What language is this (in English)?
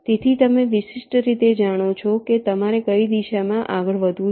Gujarati